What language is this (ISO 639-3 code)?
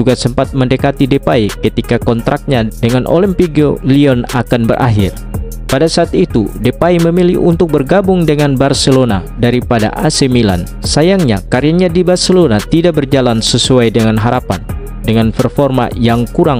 ind